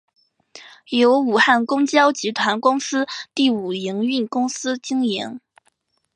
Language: Chinese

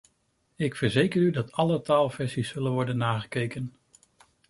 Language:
Dutch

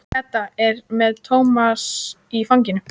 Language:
Icelandic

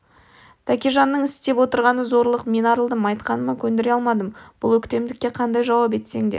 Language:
Kazakh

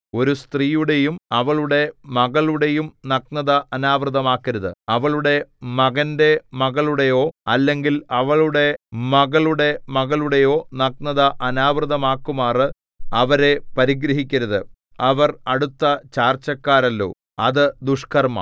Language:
Malayalam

